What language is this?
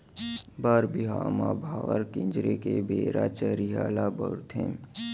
Chhattisgarhi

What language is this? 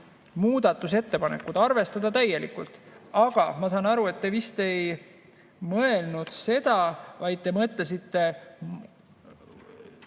Estonian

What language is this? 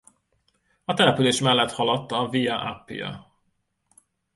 Hungarian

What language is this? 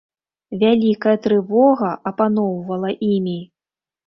Belarusian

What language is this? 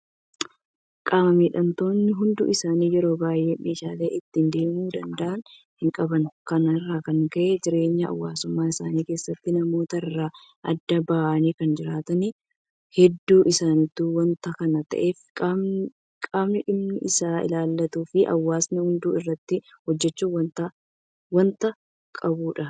Oromo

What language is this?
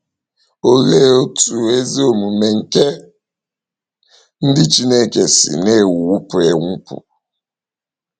Igbo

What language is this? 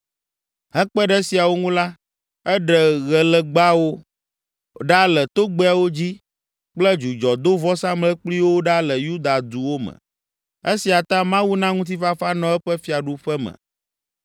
Ewe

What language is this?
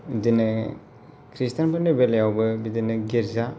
Bodo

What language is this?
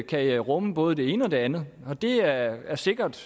Danish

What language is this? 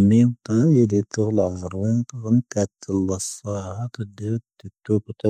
Tahaggart Tamahaq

